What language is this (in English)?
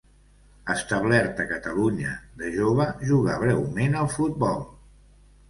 Catalan